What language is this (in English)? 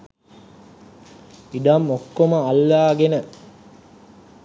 Sinhala